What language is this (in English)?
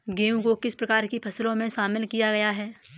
Hindi